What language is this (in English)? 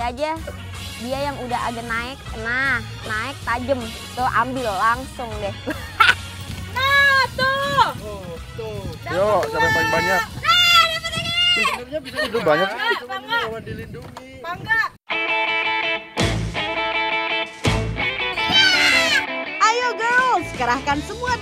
Indonesian